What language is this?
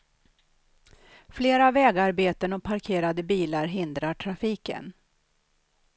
Swedish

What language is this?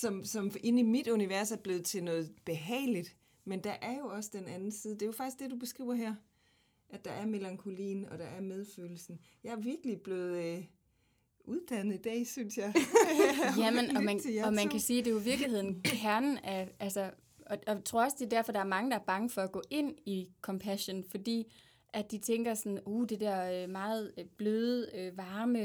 Danish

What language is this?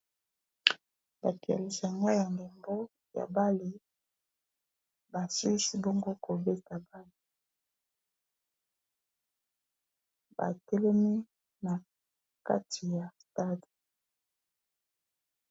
Lingala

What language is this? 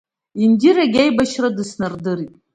Abkhazian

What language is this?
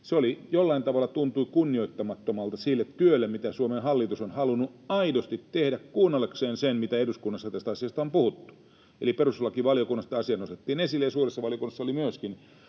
Finnish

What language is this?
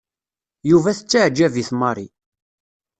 Kabyle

